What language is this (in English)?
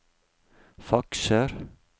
Norwegian